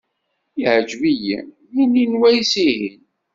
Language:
Kabyle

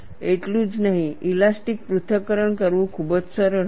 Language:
Gujarati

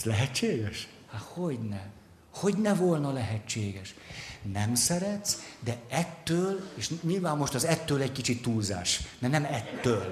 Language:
Hungarian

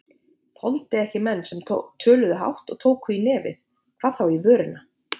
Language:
Icelandic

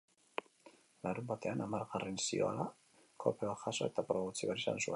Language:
Basque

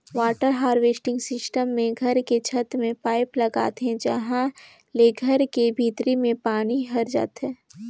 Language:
Chhattisgarhi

